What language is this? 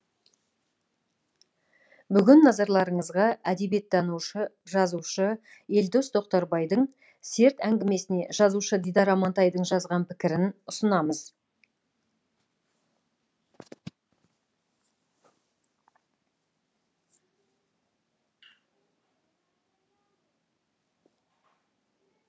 Kazakh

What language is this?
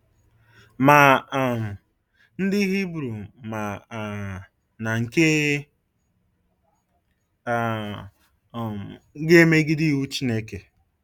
Igbo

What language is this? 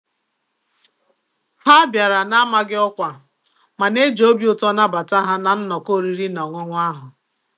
Igbo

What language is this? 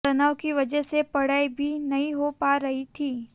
Hindi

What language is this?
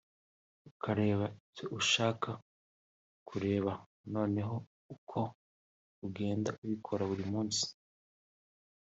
Kinyarwanda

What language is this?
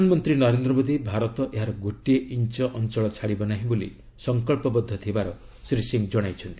Odia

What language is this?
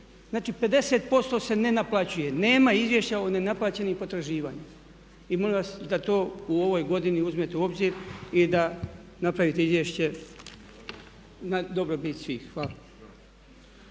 Croatian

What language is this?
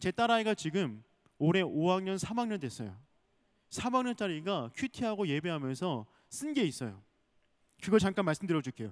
Korean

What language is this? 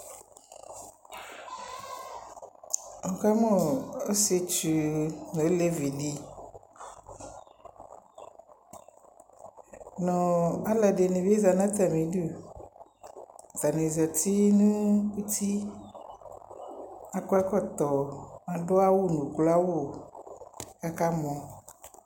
Ikposo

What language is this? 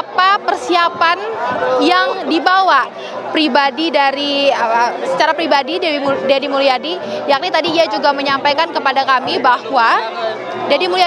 Indonesian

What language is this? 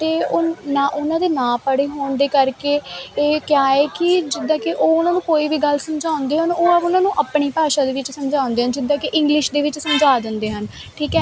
Punjabi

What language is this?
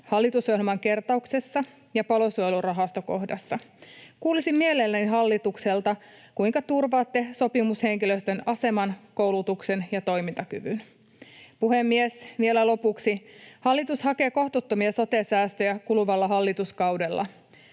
Finnish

